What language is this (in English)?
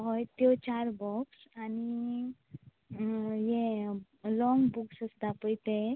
Konkani